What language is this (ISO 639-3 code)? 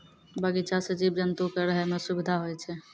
mai